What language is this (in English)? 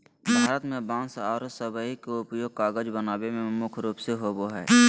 Magahi